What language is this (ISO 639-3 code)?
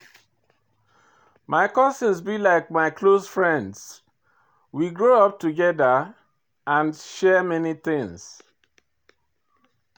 pcm